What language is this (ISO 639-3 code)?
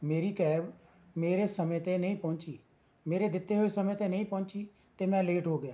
pan